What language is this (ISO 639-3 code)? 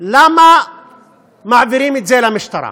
heb